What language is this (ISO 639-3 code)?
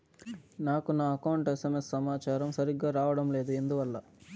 tel